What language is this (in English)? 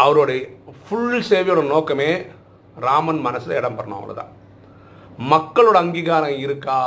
Tamil